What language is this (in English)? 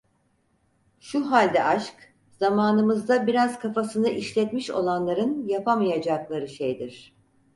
Turkish